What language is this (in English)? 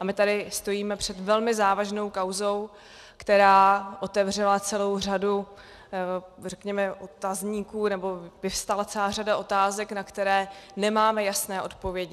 Czech